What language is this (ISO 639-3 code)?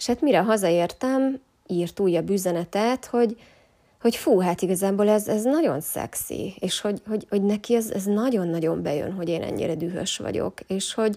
hun